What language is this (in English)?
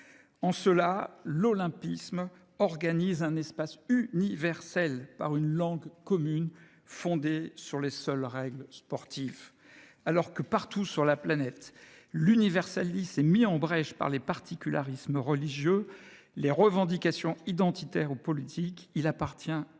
French